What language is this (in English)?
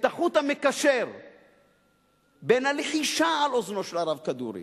Hebrew